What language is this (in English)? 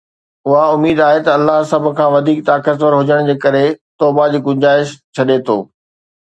Sindhi